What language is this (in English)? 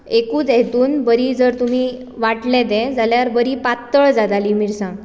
Konkani